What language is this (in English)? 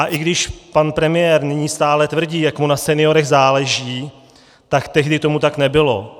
Czech